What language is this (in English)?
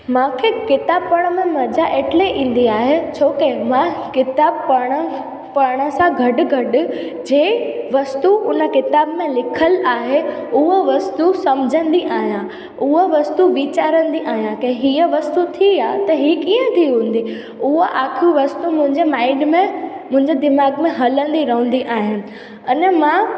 Sindhi